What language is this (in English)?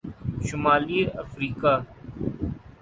Urdu